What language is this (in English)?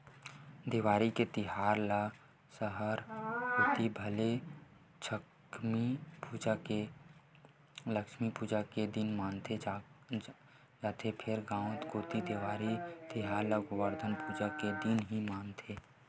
Chhattisgarhi